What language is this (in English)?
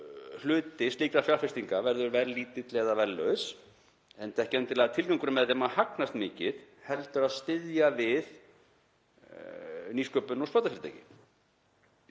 Icelandic